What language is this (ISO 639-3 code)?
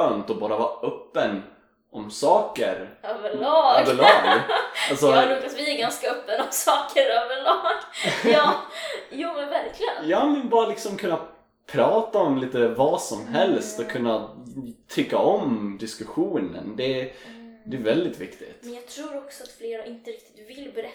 swe